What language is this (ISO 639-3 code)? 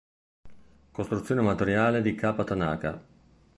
ita